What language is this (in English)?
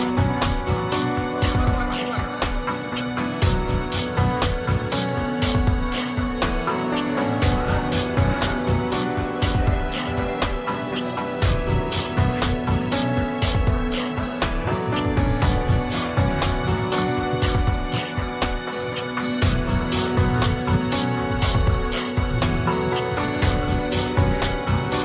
Indonesian